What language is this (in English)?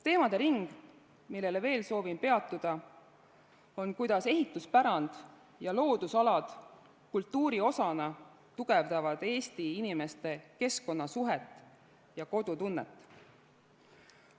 Estonian